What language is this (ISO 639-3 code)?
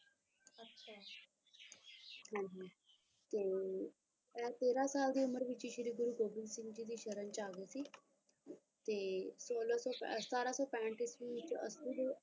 pan